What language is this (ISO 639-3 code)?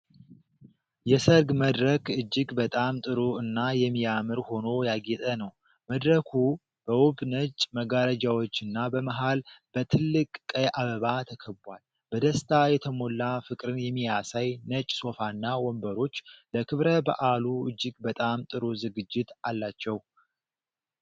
amh